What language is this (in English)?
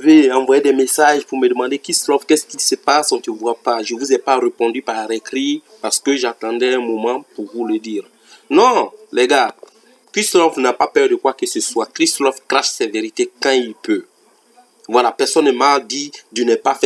French